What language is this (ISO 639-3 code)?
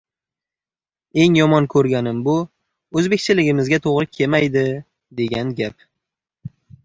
uzb